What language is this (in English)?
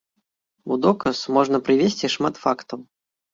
Belarusian